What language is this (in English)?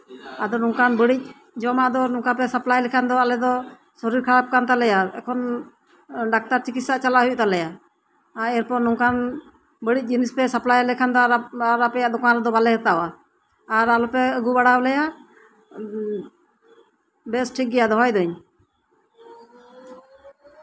Santali